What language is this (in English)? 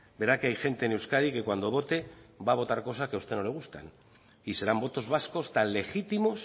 Spanish